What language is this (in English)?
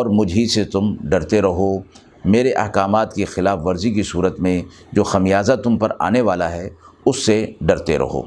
Urdu